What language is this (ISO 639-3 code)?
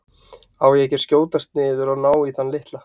isl